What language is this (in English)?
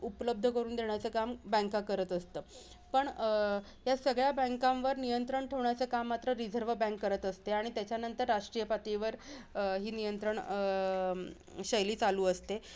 Marathi